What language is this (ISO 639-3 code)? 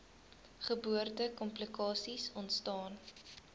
afr